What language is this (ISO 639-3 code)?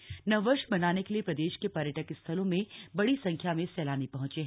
hin